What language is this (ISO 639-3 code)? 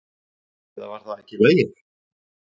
isl